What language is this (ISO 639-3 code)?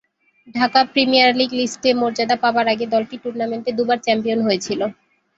ben